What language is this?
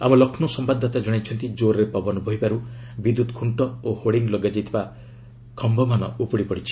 Odia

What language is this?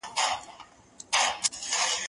Pashto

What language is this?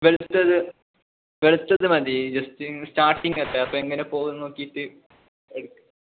Malayalam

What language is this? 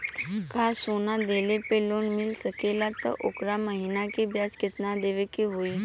Bhojpuri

